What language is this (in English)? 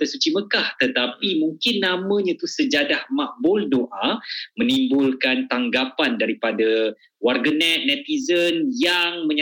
Malay